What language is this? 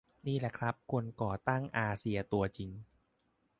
Thai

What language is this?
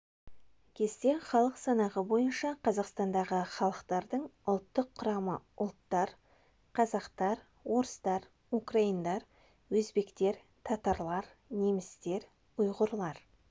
Kazakh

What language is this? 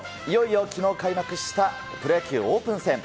Japanese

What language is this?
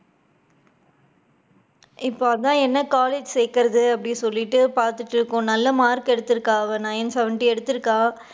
Tamil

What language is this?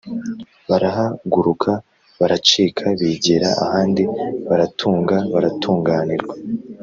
Kinyarwanda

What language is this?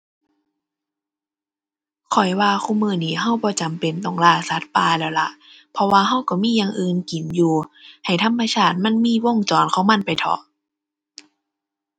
Thai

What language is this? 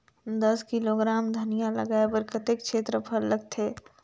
Chhattisgarhi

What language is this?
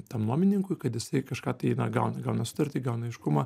Lithuanian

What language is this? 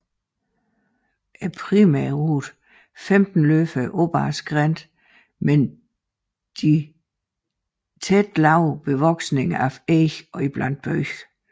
Danish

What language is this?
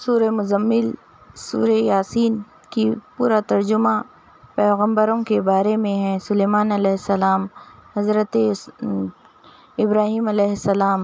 Urdu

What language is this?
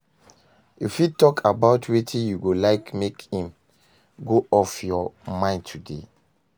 Nigerian Pidgin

